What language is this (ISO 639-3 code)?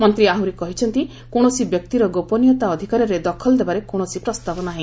ori